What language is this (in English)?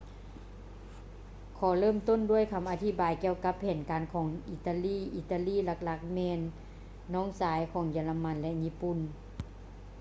Lao